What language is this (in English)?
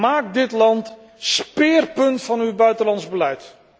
Dutch